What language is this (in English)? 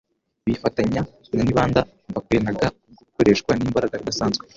Kinyarwanda